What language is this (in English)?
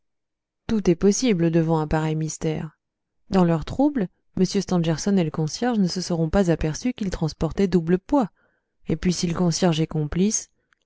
French